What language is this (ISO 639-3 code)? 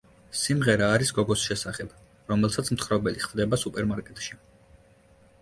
kat